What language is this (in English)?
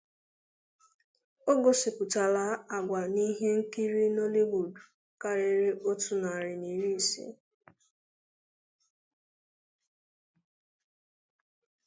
Igbo